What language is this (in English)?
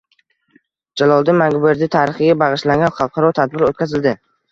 Uzbek